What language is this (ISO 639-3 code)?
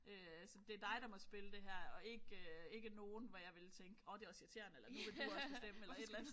dan